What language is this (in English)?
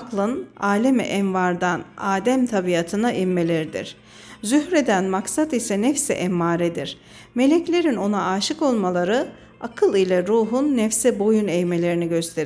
Turkish